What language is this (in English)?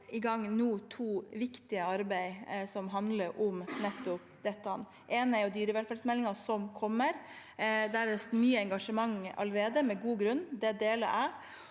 Norwegian